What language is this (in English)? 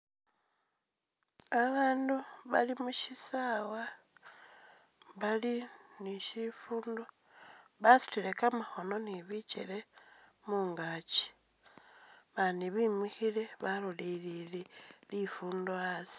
Masaaba